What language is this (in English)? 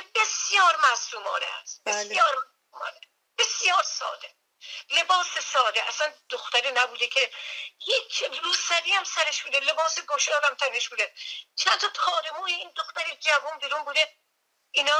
Persian